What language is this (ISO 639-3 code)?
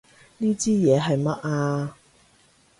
yue